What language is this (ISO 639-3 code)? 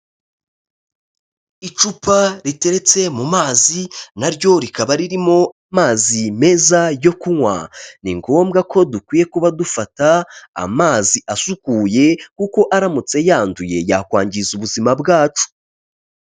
kin